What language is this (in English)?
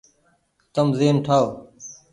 Goaria